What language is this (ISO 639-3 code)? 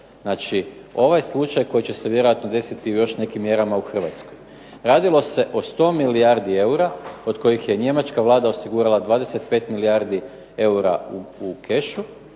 hrv